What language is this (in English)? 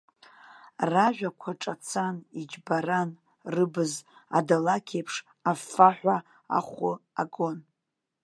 Abkhazian